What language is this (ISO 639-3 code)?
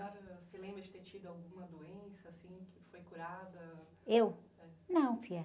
por